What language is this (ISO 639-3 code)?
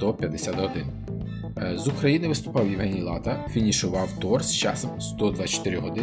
ukr